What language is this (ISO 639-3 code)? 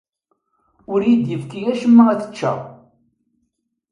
kab